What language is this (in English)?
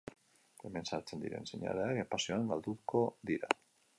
Basque